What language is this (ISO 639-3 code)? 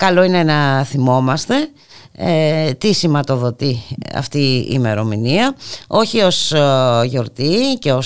ell